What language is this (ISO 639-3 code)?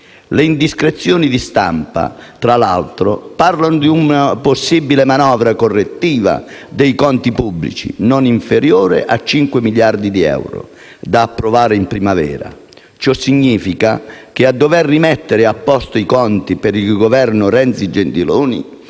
ita